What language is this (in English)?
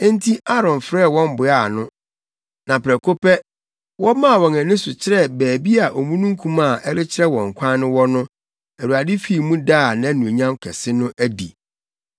Akan